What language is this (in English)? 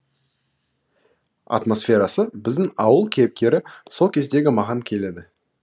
Kazakh